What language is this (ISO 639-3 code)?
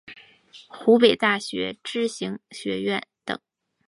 zho